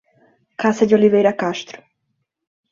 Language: Portuguese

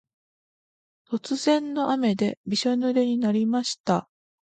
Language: Japanese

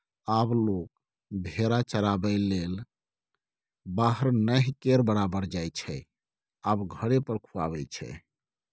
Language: Maithili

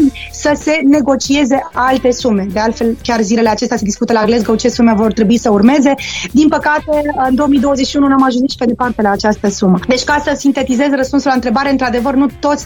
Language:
Romanian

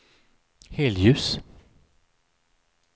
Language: Swedish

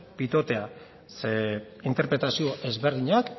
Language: Basque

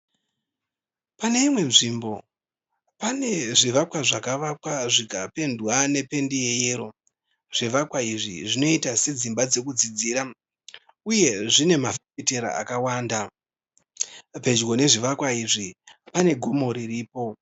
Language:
Shona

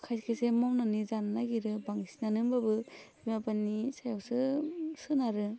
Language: Bodo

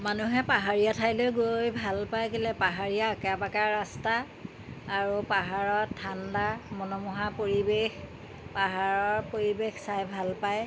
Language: Assamese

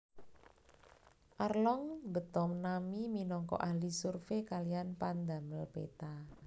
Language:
Javanese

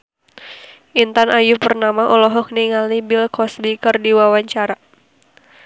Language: Sundanese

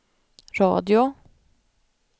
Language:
Swedish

